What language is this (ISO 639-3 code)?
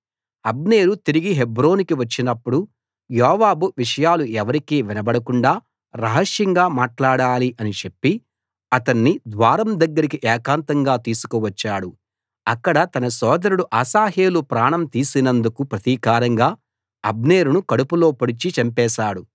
tel